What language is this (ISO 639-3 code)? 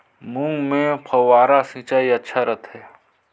hne